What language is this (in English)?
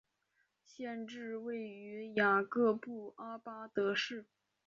Chinese